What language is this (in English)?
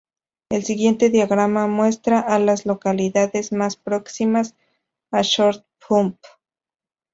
Spanish